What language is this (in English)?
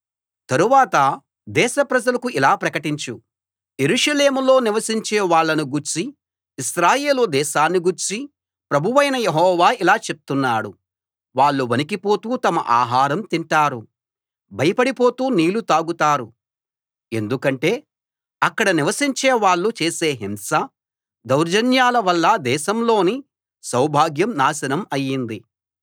Telugu